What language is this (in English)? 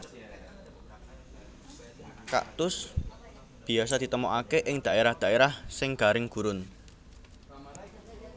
Javanese